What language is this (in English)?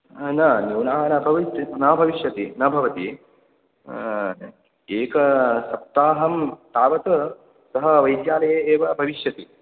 Sanskrit